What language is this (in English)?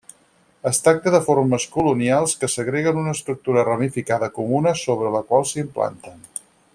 Catalan